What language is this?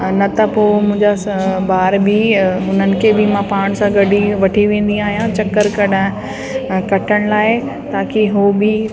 Sindhi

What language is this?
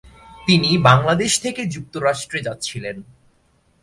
Bangla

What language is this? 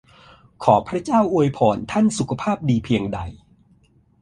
Thai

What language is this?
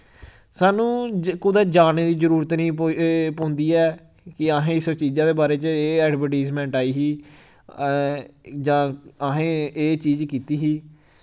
Dogri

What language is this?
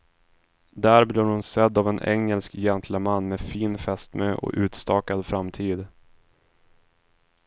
Swedish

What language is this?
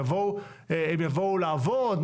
Hebrew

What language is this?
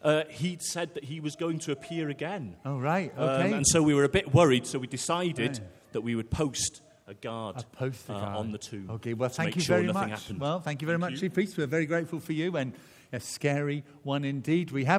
English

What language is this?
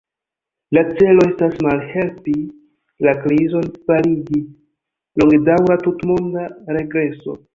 Esperanto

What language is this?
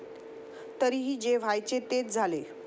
Marathi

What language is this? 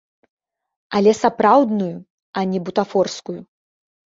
Belarusian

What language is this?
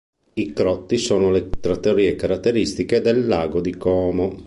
Italian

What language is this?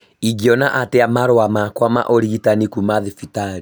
Kikuyu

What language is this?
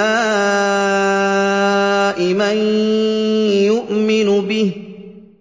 Arabic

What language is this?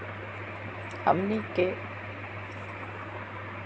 Magahi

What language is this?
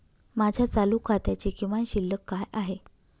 Marathi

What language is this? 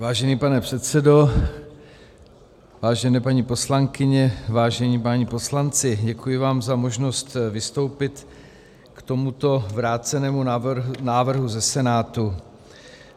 Czech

